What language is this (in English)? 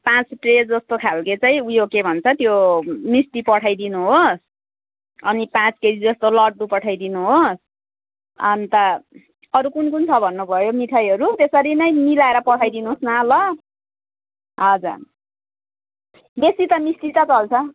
Nepali